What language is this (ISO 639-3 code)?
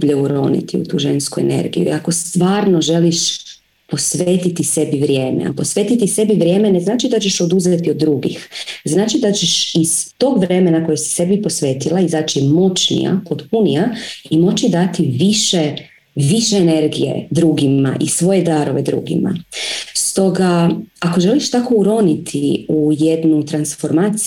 hrv